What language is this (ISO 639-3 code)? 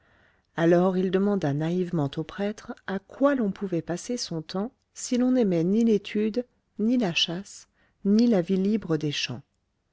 fra